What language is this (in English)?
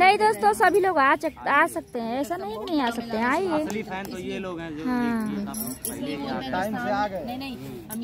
Hindi